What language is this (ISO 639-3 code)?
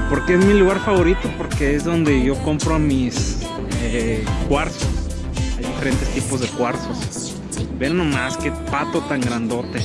spa